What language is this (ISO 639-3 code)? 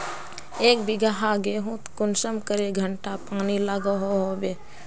mag